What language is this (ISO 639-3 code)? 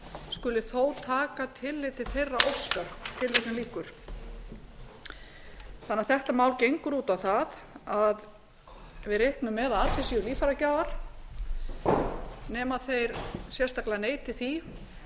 isl